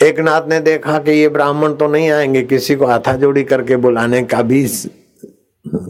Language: Hindi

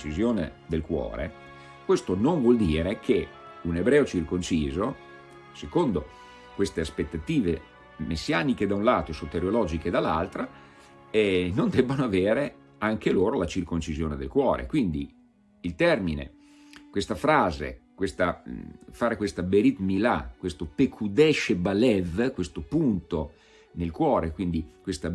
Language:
Italian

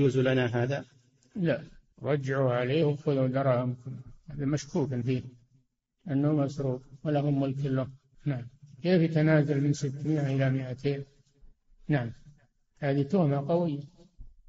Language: Arabic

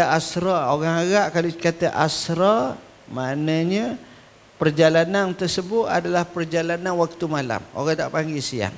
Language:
Malay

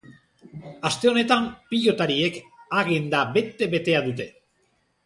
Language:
Basque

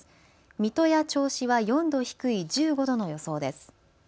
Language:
Japanese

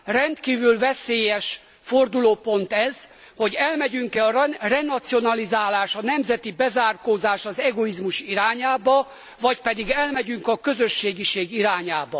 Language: Hungarian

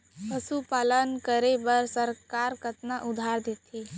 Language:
Chhattisgarhi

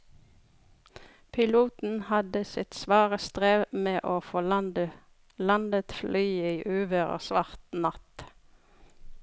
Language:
Norwegian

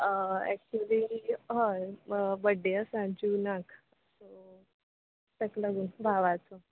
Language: Konkani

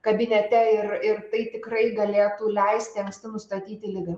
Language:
Lithuanian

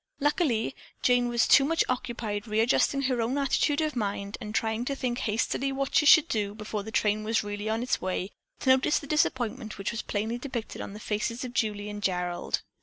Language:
English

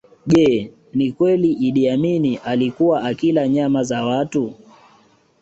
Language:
Swahili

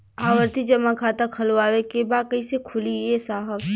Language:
Bhojpuri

